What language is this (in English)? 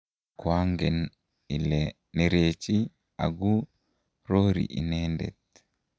Kalenjin